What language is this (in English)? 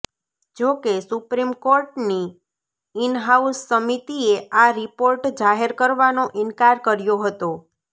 Gujarati